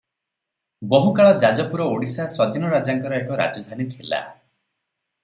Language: Odia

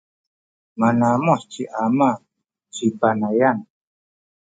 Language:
Sakizaya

